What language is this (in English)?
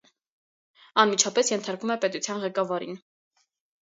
Armenian